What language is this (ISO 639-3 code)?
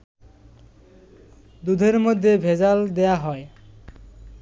ben